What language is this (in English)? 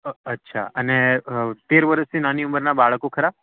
Gujarati